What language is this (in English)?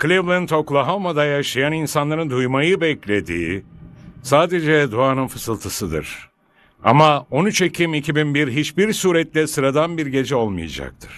Turkish